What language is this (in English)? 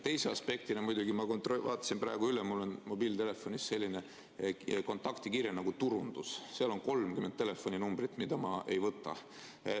Estonian